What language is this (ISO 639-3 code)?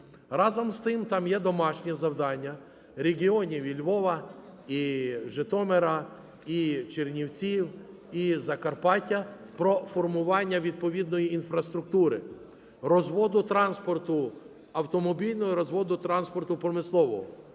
ukr